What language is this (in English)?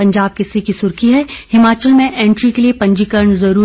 Hindi